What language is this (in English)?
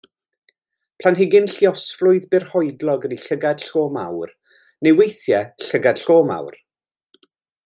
Welsh